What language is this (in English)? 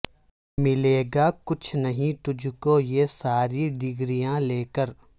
Urdu